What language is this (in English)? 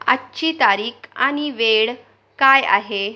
Marathi